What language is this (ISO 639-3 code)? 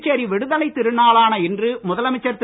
tam